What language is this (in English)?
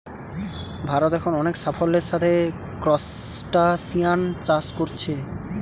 Bangla